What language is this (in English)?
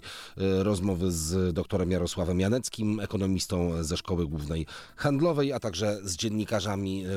Polish